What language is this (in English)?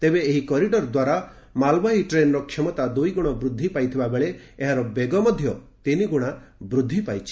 Odia